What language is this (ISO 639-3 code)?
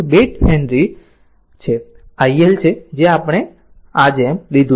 guj